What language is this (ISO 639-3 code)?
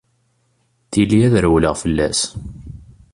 kab